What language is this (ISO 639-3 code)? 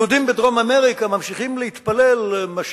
heb